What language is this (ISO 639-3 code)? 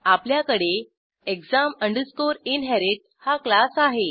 mar